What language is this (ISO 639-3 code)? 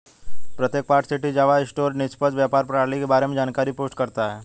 hin